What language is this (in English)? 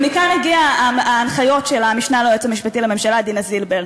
Hebrew